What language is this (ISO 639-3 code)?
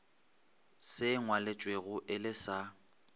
nso